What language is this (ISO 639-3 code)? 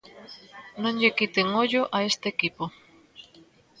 glg